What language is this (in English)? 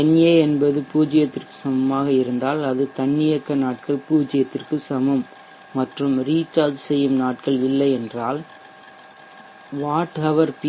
Tamil